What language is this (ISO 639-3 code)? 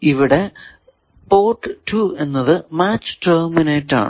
mal